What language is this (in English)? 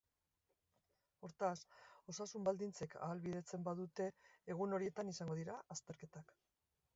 Basque